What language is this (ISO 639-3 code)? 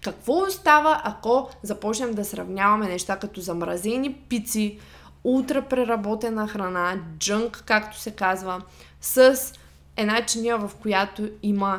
bul